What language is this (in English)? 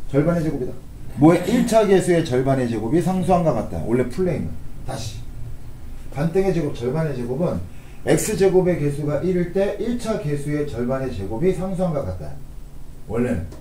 Korean